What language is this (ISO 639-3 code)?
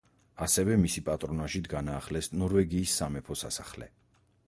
kat